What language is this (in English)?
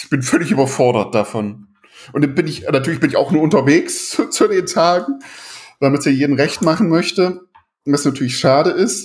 German